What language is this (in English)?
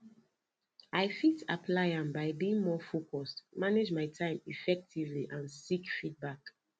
Nigerian Pidgin